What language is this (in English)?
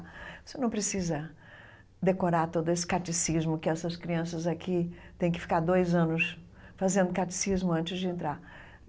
Portuguese